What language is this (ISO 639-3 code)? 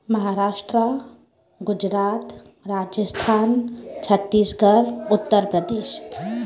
snd